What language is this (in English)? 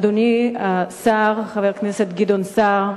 Hebrew